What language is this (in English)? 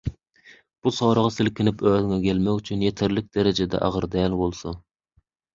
Turkmen